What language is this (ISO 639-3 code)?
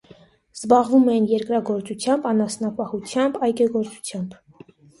hye